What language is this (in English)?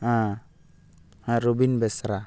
Santali